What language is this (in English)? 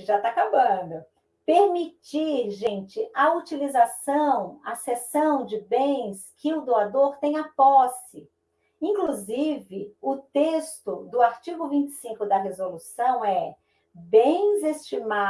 Portuguese